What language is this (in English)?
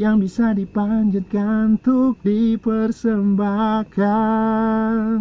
Indonesian